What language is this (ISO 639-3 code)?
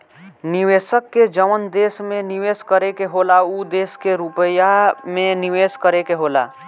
bho